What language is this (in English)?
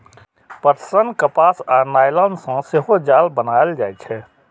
Maithili